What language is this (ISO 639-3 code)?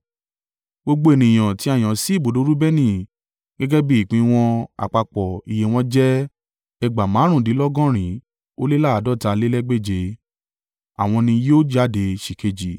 yor